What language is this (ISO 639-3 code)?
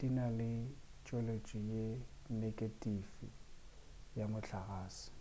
nso